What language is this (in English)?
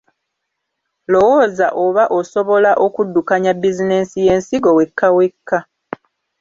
Ganda